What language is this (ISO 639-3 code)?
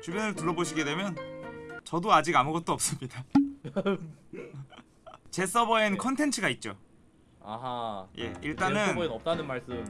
kor